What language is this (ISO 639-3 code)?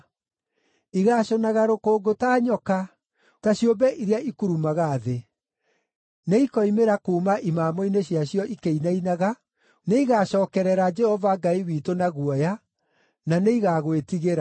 kik